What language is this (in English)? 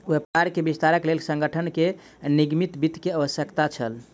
Maithili